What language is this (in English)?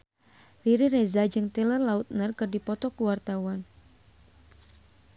Sundanese